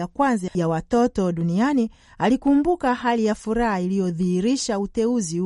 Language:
Swahili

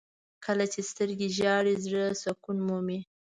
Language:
Pashto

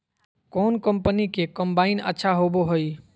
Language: Magahi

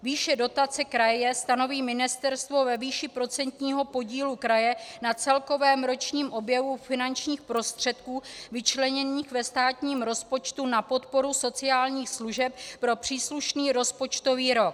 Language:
Czech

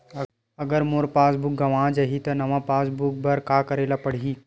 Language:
Chhattisgarhi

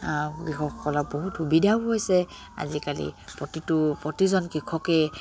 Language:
Assamese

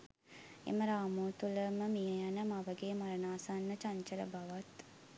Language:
Sinhala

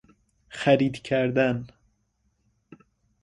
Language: Persian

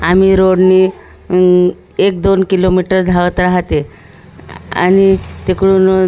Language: Marathi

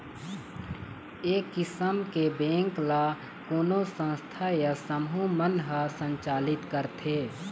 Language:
Chhattisgarhi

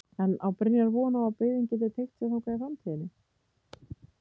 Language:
Icelandic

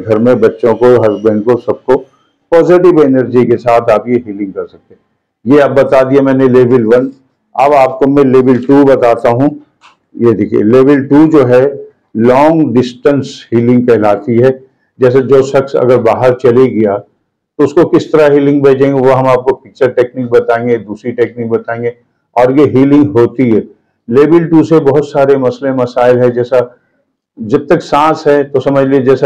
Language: Hindi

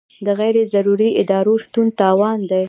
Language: Pashto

